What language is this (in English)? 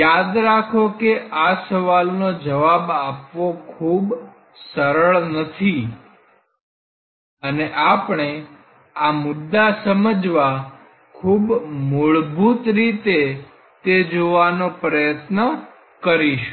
Gujarati